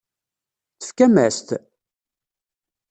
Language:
Kabyle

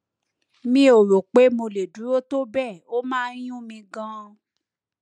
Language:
Yoruba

